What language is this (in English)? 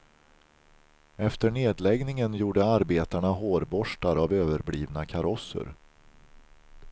Swedish